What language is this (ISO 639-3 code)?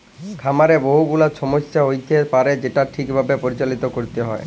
ben